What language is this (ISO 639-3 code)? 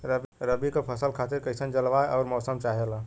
bho